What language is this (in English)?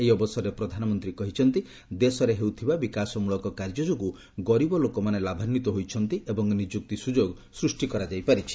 Odia